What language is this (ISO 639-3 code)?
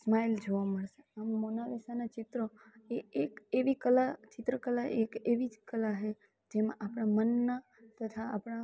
guj